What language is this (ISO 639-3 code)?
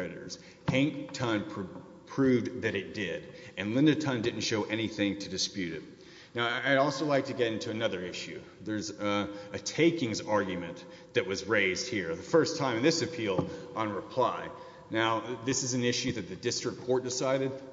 eng